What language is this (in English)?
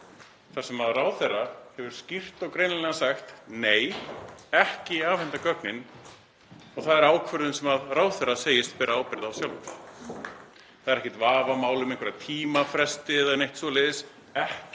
Icelandic